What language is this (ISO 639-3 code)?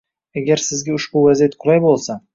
uzb